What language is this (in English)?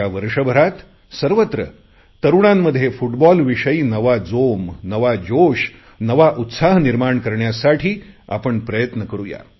Marathi